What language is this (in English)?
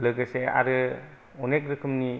Bodo